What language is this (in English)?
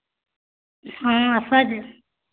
Odia